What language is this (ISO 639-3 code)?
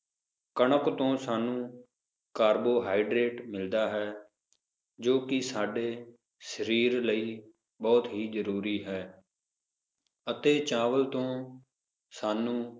pan